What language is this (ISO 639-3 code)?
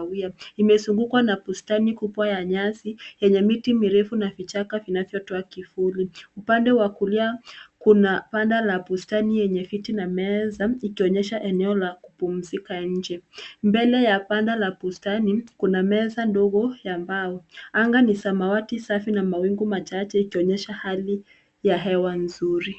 swa